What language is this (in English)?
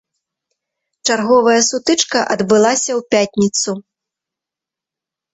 Belarusian